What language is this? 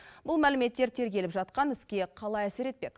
Kazakh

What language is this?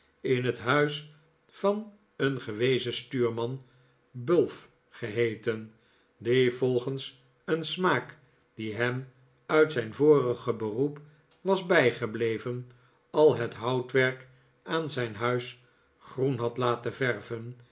Dutch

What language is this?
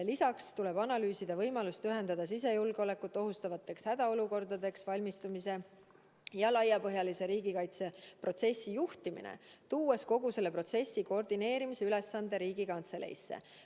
Estonian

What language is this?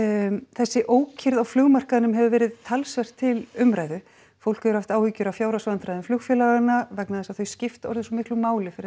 Icelandic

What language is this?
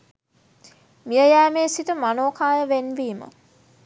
Sinhala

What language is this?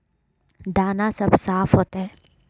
Magahi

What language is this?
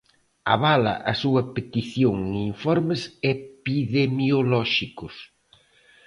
Galician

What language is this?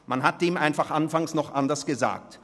Swiss German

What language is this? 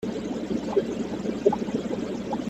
Kabyle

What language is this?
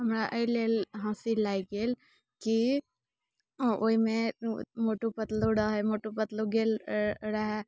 Maithili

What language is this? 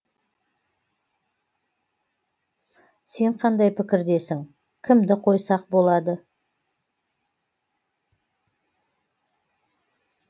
Kazakh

